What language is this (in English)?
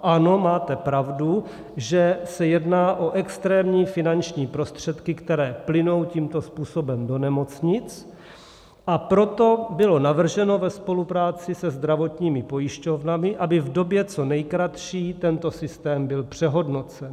Czech